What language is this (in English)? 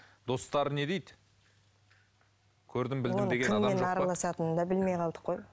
Kazakh